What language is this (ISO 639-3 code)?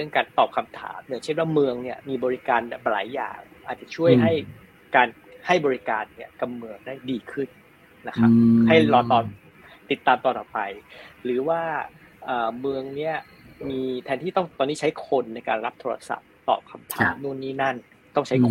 tha